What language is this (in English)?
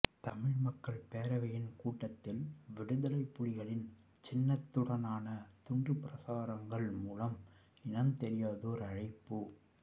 Tamil